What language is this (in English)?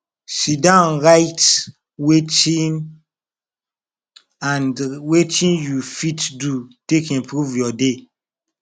Nigerian Pidgin